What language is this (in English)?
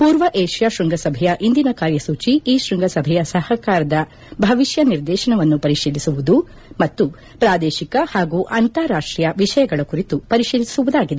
Kannada